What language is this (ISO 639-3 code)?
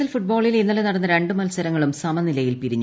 mal